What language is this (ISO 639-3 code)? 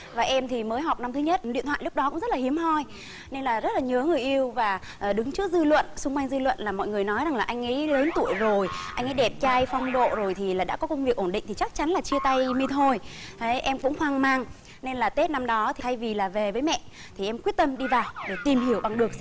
vie